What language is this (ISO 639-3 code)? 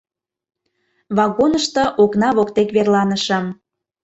chm